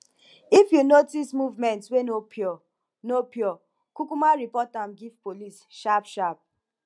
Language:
Nigerian Pidgin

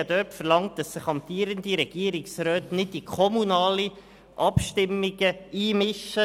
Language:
Swiss German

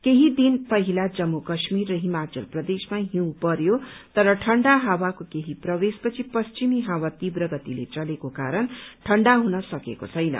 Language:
Nepali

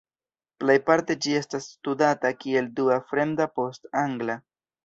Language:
Esperanto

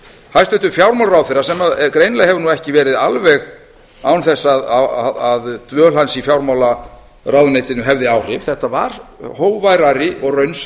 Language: Icelandic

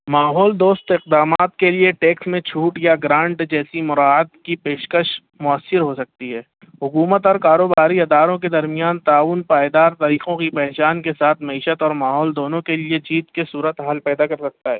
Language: Urdu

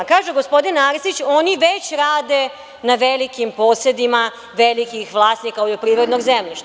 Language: Serbian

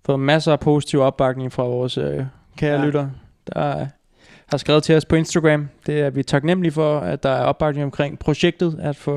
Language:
Danish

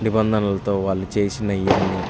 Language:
Telugu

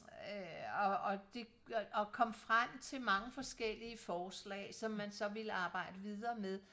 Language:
Danish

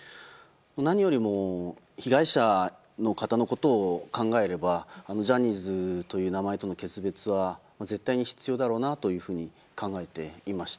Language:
Japanese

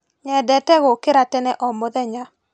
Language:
Kikuyu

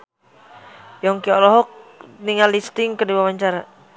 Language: Sundanese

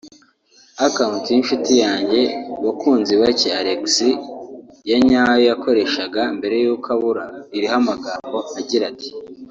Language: Kinyarwanda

